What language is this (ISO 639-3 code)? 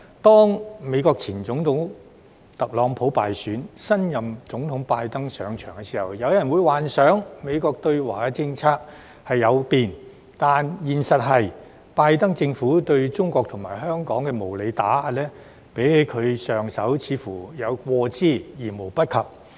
yue